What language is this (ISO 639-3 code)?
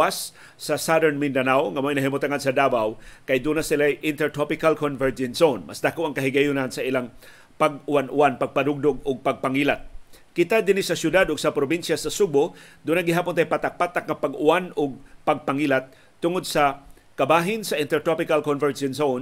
fil